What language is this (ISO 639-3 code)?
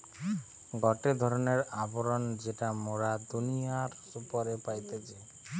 ben